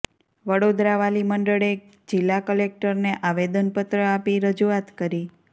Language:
Gujarati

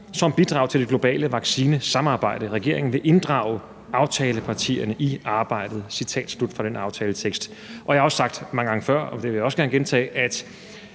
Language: Danish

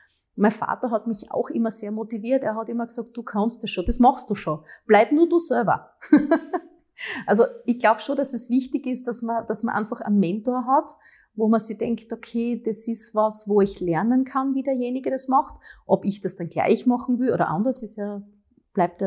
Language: German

